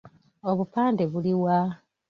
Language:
Ganda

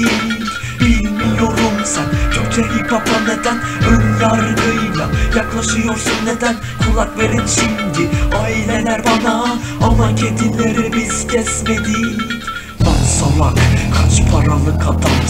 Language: Romanian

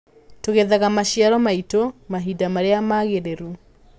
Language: Kikuyu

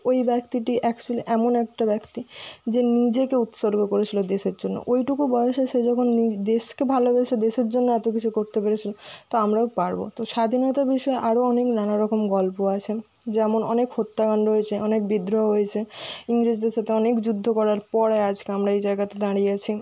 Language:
Bangla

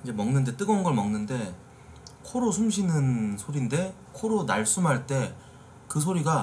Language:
Korean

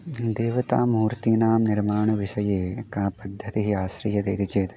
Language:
Sanskrit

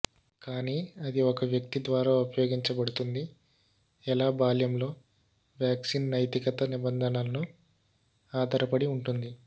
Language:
Telugu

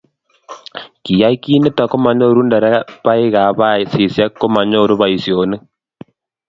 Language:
Kalenjin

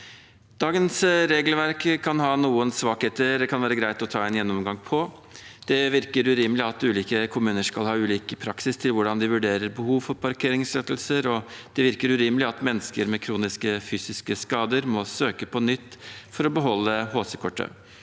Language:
Norwegian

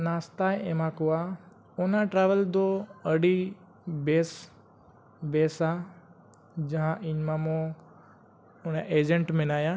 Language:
Santali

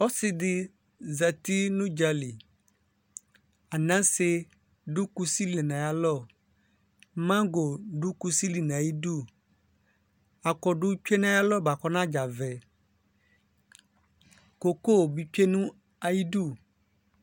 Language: Ikposo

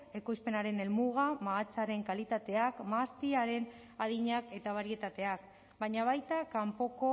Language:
Basque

